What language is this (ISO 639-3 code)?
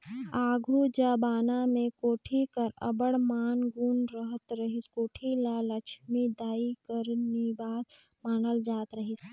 hne